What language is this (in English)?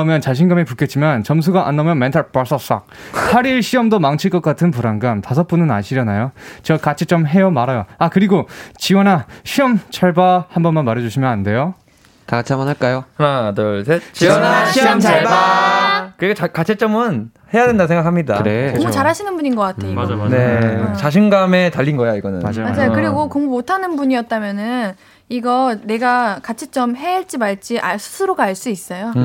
Korean